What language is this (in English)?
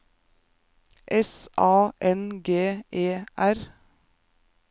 Norwegian